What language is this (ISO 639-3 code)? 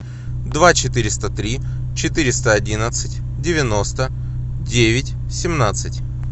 rus